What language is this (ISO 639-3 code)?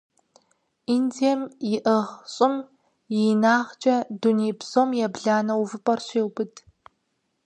kbd